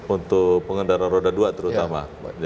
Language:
Indonesian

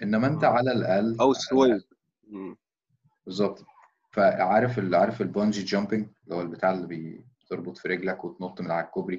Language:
Arabic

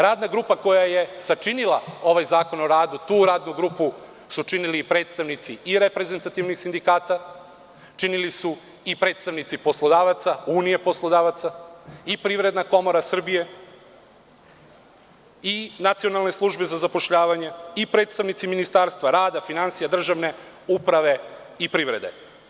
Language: Serbian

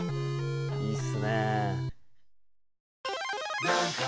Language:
Japanese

